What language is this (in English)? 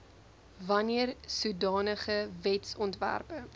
Afrikaans